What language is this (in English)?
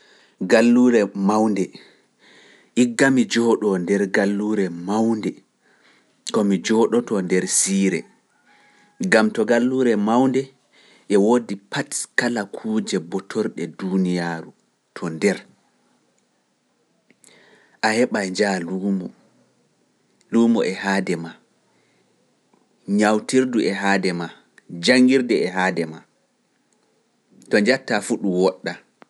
Pular